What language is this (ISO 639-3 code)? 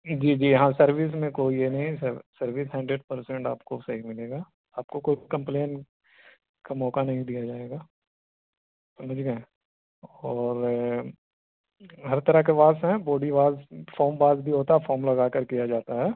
urd